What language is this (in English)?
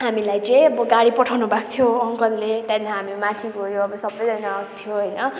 Nepali